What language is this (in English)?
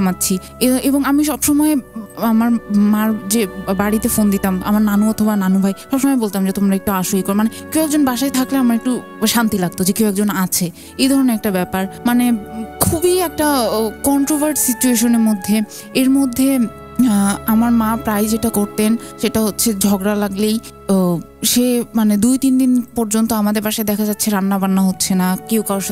Bangla